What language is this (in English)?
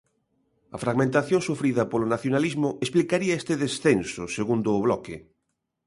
Galician